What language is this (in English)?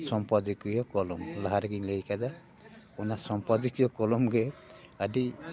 Santali